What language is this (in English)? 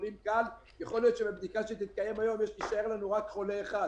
Hebrew